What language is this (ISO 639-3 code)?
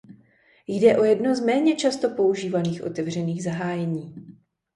ces